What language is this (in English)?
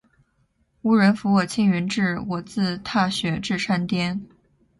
Chinese